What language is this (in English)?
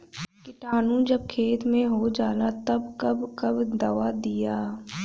Bhojpuri